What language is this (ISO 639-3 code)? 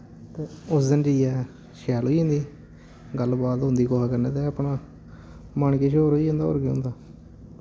doi